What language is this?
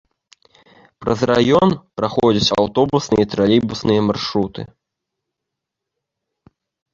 Belarusian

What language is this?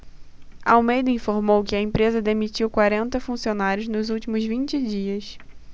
Portuguese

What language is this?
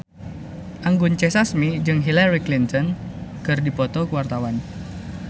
Sundanese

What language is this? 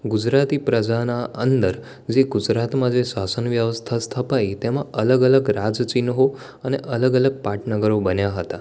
Gujarati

